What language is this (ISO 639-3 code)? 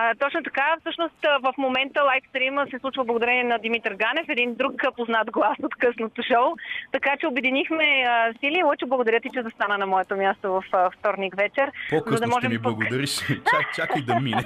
bul